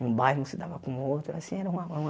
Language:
Portuguese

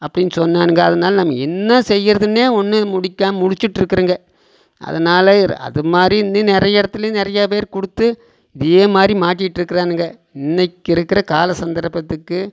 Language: Tamil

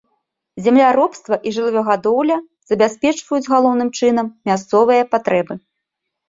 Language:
Belarusian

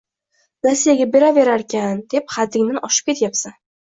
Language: Uzbek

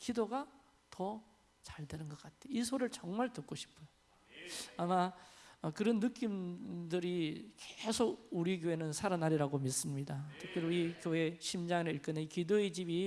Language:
Korean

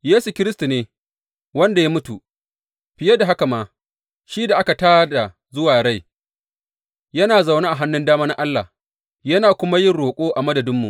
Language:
Hausa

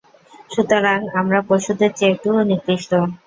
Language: Bangla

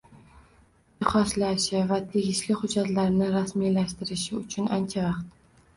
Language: Uzbek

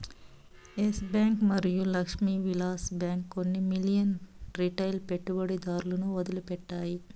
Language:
Telugu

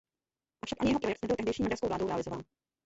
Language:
Czech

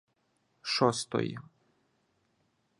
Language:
Ukrainian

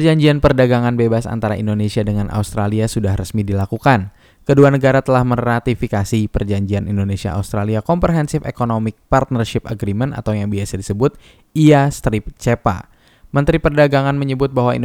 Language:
Indonesian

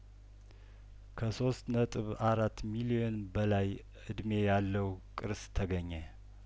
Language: Amharic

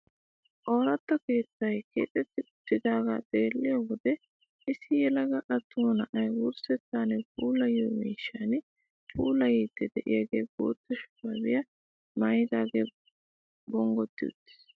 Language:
Wolaytta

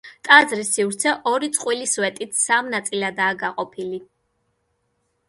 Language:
Georgian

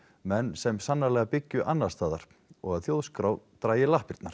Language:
Icelandic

